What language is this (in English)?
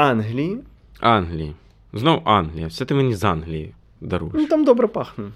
Ukrainian